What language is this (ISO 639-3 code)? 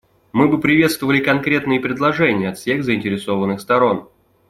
rus